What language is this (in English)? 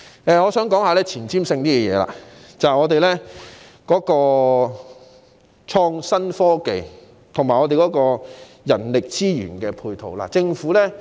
Cantonese